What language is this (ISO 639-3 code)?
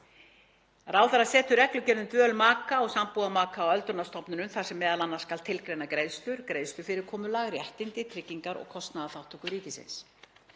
isl